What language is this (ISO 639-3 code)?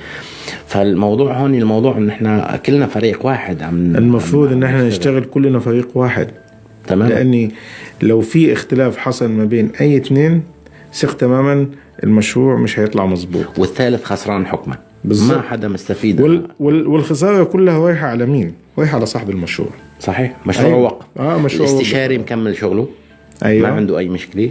ara